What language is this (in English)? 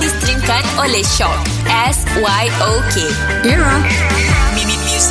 Malay